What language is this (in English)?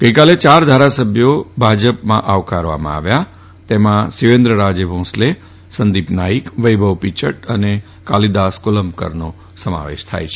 Gujarati